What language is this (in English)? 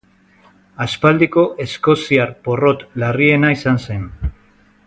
Basque